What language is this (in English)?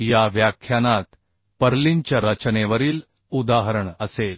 Marathi